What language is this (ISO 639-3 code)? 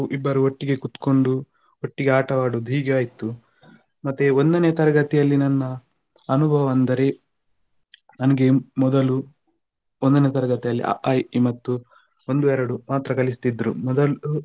kan